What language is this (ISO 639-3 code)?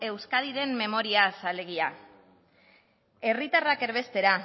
eus